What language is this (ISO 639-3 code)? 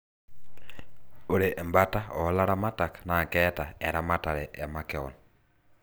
mas